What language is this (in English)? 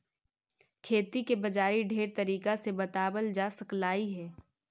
Magahi